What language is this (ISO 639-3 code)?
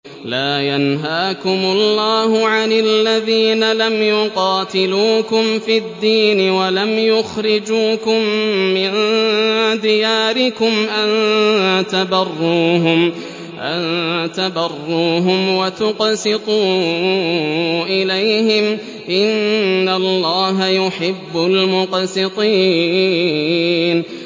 ara